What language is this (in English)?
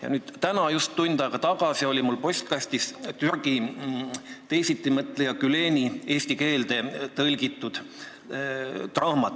Estonian